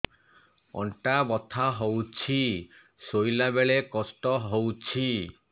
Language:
Odia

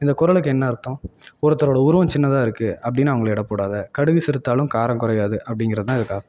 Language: Tamil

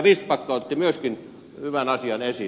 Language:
Finnish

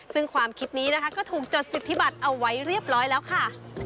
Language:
Thai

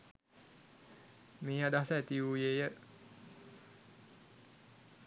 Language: Sinhala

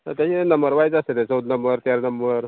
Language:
Konkani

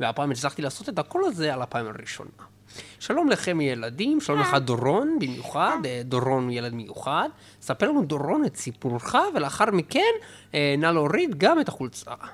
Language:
Hebrew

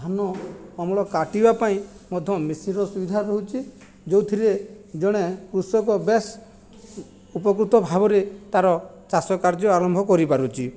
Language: Odia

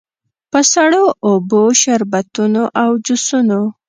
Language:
Pashto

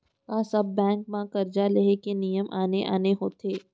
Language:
Chhattisgarhi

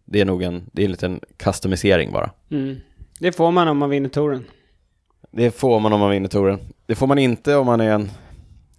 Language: Swedish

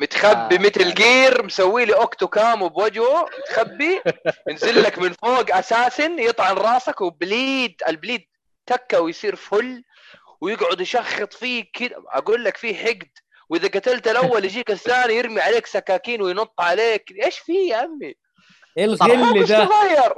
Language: Arabic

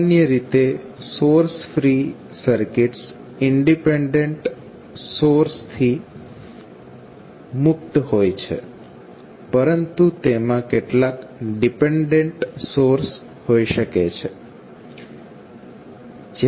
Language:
Gujarati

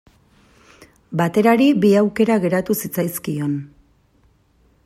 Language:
Basque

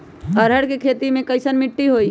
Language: Magahi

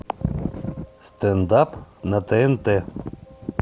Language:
Russian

